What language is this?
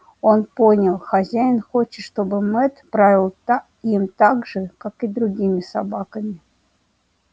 Russian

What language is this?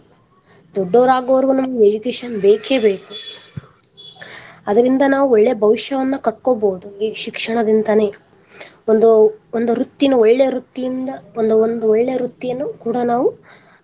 Kannada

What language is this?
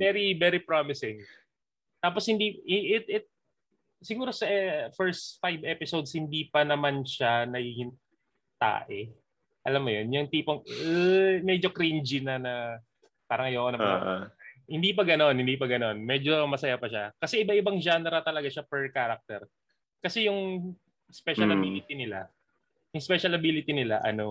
Filipino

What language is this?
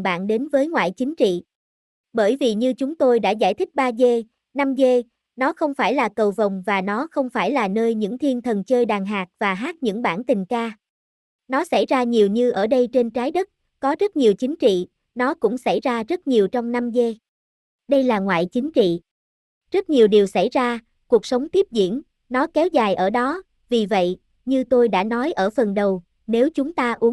Vietnamese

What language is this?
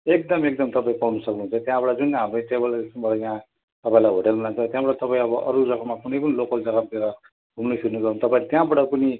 Nepali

